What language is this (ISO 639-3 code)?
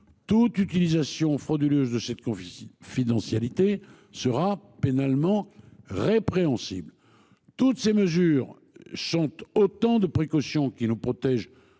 fra